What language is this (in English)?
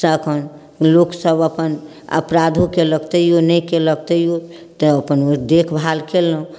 Maithili